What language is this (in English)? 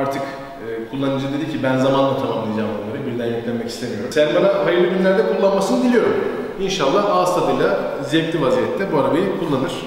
Turkish